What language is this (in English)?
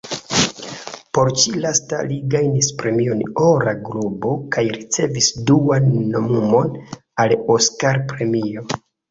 Esperanto